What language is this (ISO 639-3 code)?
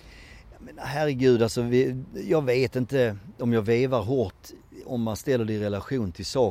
swe